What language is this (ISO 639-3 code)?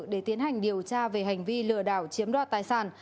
vie